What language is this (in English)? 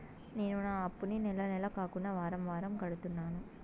Telugu